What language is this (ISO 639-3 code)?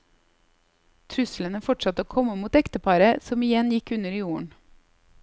nor